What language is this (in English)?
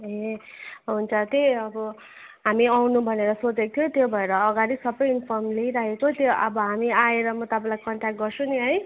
Nepali